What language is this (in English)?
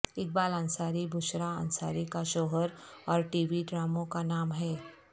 Urdu